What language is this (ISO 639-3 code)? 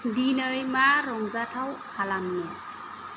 brx